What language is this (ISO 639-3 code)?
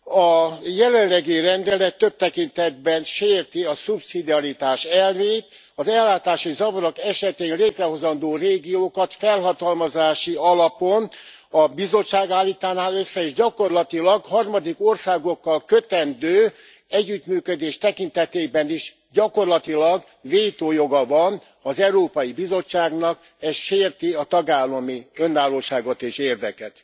hun